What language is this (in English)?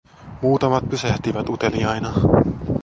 Finnish